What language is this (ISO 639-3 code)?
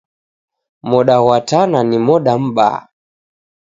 dav